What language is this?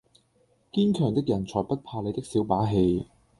Cantonese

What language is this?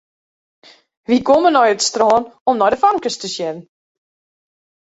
Western Frisian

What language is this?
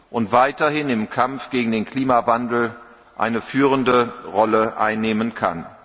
German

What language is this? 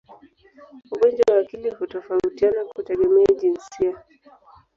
Swahili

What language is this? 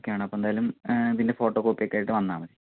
Malayalam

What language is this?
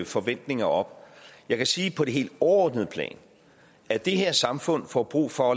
Danish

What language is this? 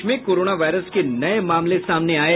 Hindi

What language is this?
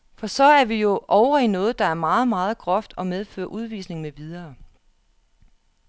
Danish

